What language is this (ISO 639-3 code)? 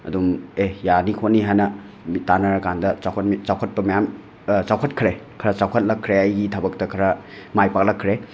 mni